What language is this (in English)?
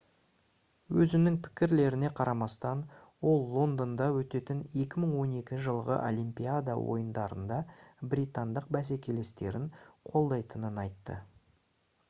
Kazakh